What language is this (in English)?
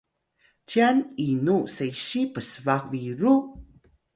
Atayal